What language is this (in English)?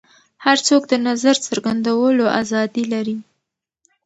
Pashto